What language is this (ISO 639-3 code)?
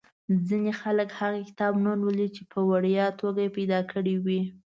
pus